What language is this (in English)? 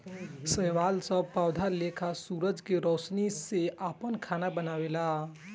Bhojpuri